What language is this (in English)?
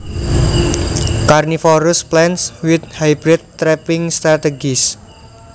Javanese